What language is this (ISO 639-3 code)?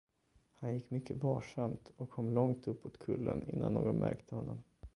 swe